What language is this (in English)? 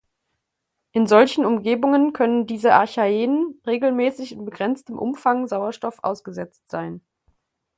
German